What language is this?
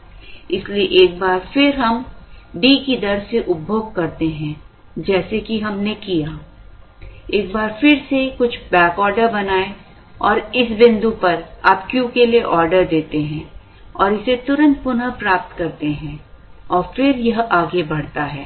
Hindi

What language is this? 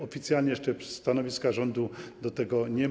Polish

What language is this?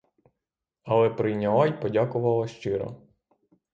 Ukrainian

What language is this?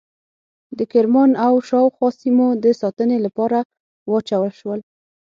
Pashto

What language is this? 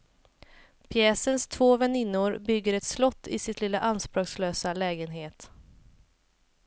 Swedish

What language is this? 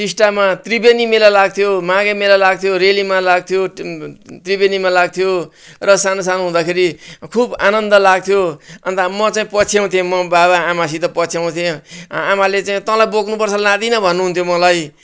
Nepali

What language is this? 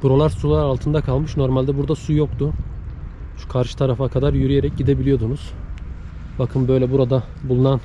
Turkish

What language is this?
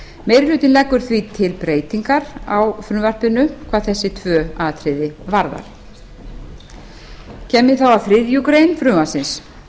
Icelandic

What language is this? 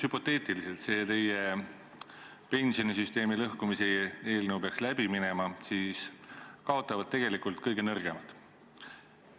Estonian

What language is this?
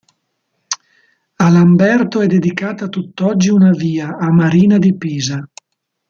Italian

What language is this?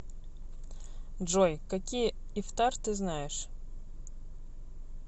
Russian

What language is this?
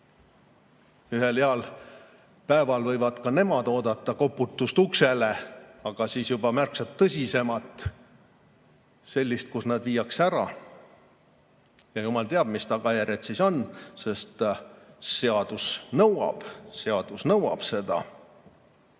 Estonian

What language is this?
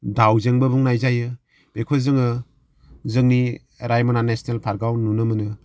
Bodo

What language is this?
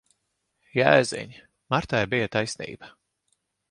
Latvian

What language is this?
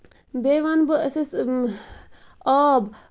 Kashmiri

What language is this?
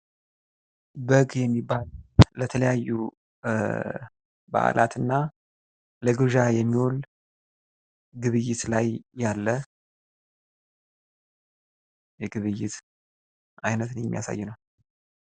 Amharic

